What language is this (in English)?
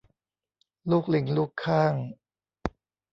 Thai